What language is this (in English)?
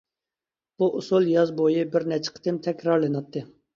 Uyghur